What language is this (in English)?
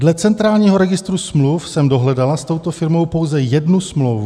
Czech